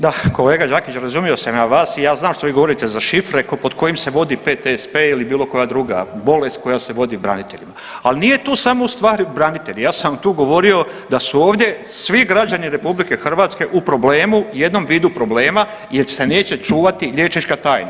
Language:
Croatian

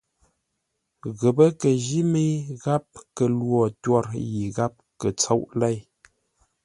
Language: Ngombale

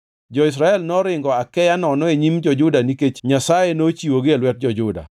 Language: Luo (Kenya and Tanzania)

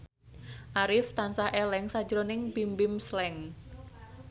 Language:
Javanese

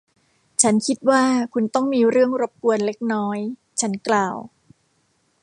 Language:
Thai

